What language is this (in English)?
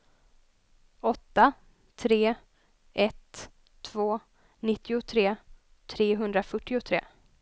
Swedish